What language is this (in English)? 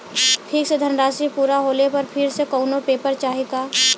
Bhojpuri